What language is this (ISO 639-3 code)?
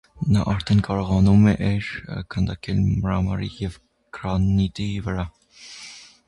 hye